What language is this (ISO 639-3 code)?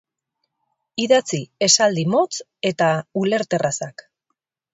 eus